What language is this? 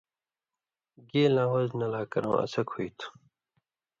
Indus Kohistani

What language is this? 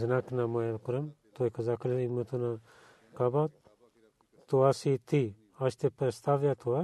Bulgarian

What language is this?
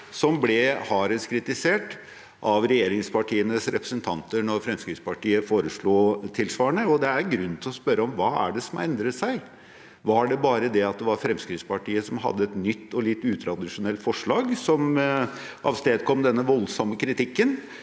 Norwegian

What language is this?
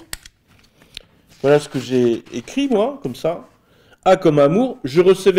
French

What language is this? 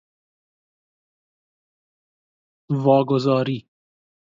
Persian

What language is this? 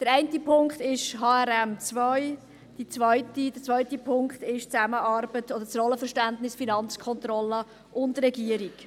Swiss German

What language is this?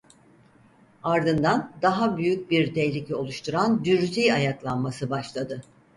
Turkish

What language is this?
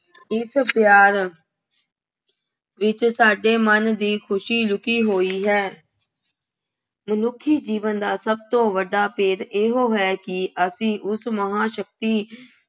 Punjabi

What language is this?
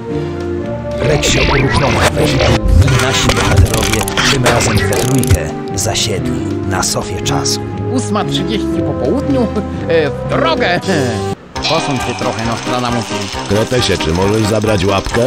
Polish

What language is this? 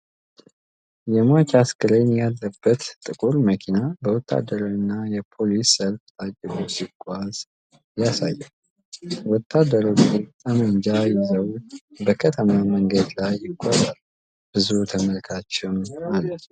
Amharic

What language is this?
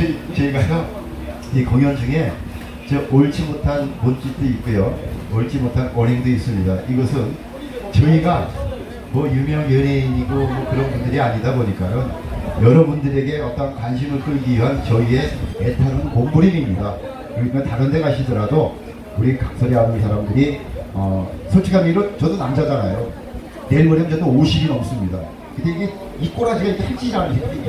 Korean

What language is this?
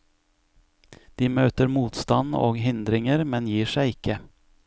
Norwegian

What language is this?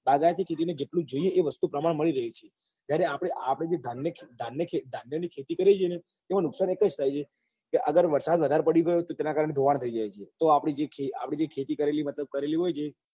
Gujarati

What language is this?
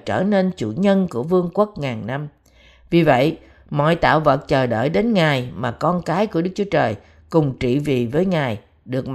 Vietnamese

